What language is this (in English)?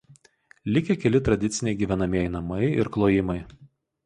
Lithuanian